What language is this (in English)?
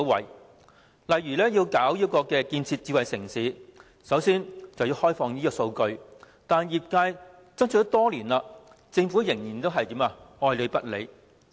Cantonese